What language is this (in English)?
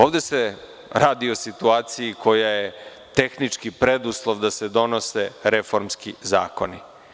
Serbian